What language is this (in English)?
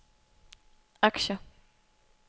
Danish